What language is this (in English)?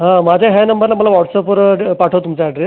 Marathi